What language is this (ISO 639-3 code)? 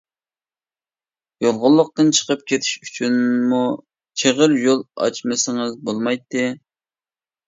uig